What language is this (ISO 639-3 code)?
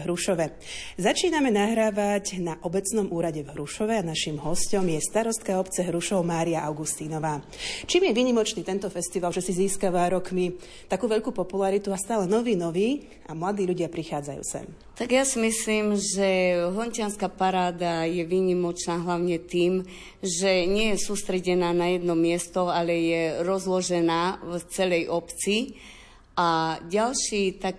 slk